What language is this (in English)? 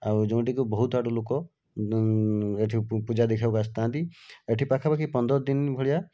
Odia